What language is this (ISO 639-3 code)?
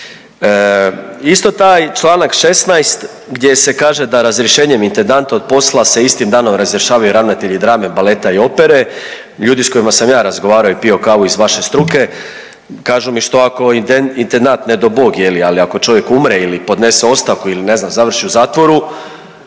hrv